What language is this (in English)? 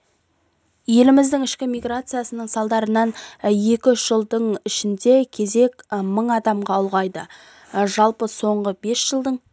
Kazakh